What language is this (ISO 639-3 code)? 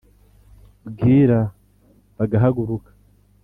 kin